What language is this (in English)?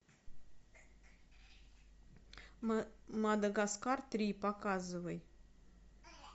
Russian